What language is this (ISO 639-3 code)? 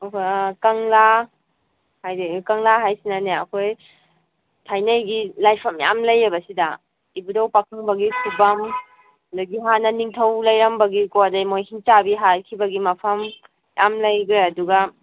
mni